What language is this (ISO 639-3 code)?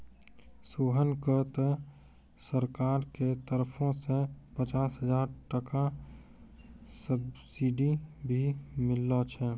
mai